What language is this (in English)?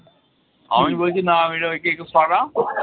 Bangla